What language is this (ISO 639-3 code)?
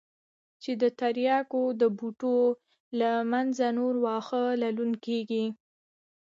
pus